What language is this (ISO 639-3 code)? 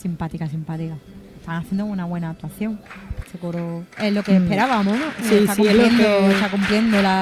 spa